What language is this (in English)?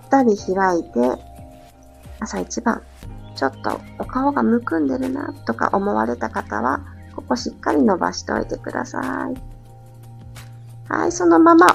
Japanese